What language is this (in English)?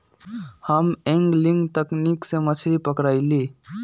Magahi